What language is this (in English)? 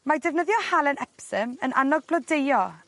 Welsh